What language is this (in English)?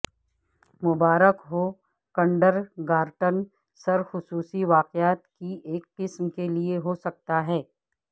Urdu